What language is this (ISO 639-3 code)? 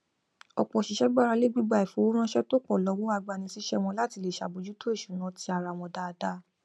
yor